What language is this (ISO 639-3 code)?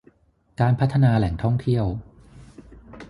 tha